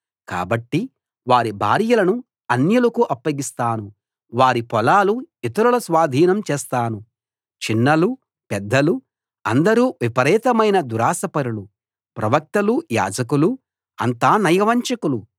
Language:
Telugu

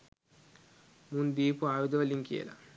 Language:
Sinhala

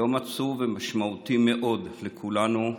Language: Hebrew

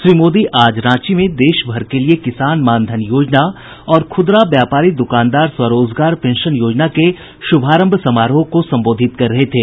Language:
Hindi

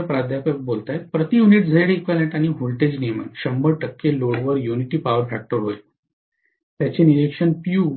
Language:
Marathi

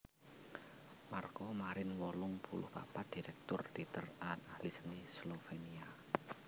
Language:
Javanese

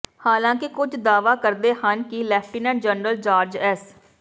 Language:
Punjabi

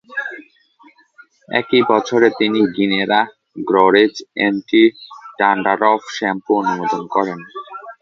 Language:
Bangla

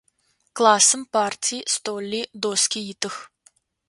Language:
Adyghe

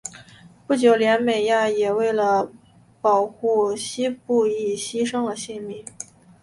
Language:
Chinese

